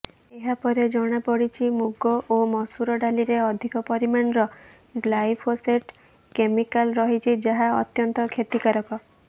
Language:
Odia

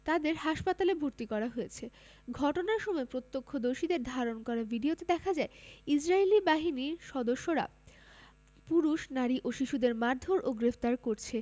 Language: Bangla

